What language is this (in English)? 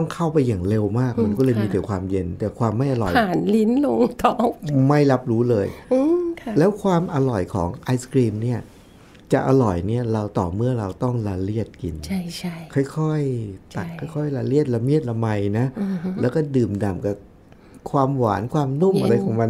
Thai